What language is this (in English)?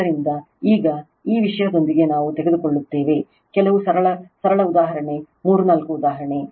Kannada